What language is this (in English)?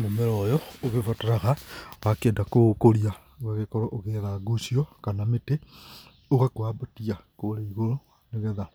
Kikuyu